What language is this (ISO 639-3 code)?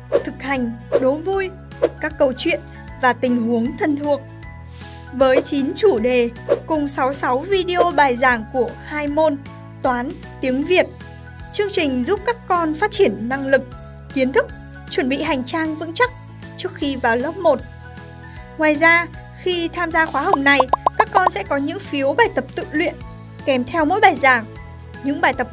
vie